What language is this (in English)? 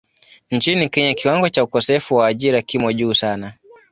Swahili